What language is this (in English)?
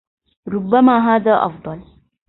Arabic